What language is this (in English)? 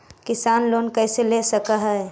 Magahi